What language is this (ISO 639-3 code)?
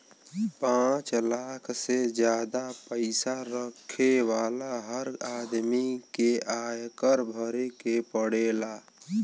bho